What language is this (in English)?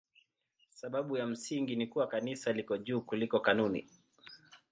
Swahili